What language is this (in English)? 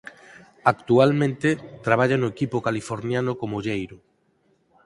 Galician